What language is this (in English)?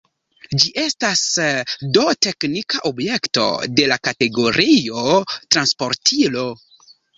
Esperanto